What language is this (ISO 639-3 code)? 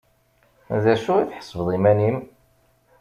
kab